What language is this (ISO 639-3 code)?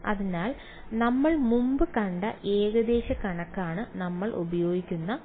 mal